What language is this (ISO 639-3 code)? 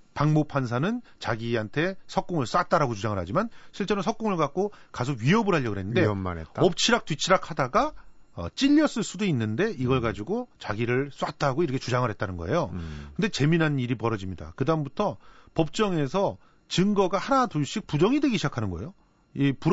kor